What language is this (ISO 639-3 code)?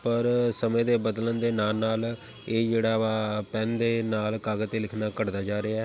pan